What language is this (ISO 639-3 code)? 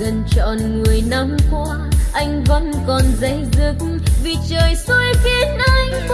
vie